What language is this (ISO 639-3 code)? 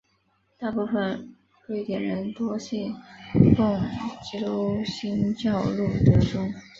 zho